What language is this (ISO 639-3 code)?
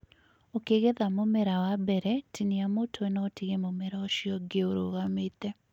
kik